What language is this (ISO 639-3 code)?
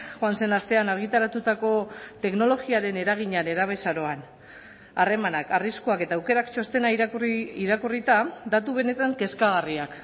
eus